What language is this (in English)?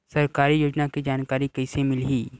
Chhattisgarhi